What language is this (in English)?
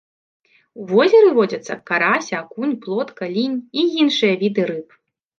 Belarusian